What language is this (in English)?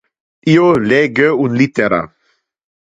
Interlingua